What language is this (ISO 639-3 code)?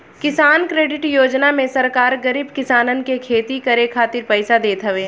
bho